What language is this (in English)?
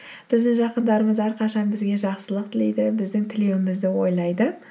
Kazakh